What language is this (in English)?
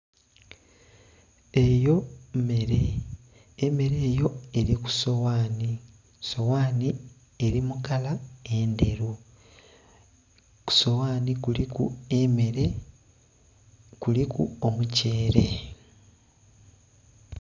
Soga